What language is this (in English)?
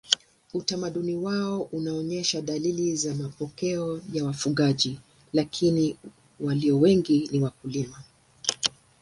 Swahili